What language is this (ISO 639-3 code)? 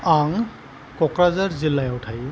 brx